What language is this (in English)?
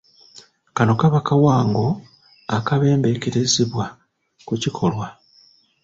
Ganda